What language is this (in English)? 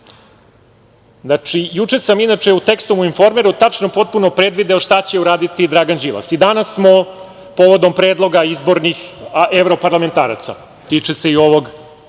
Serbian